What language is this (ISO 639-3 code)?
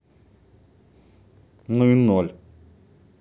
rus